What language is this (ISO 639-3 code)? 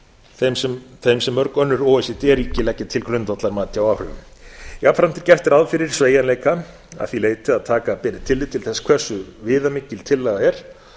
isl